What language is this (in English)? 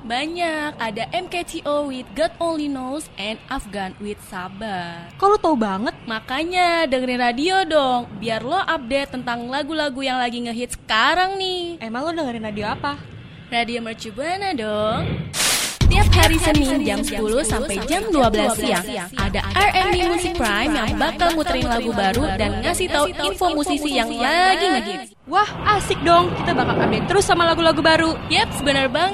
Indonesian